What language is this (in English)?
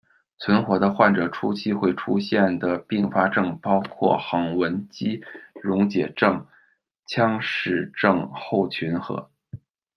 Chinese